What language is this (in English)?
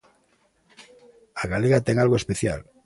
Galician